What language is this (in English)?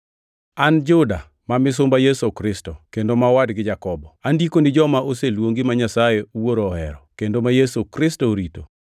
Luo (Kenya and Tanzania)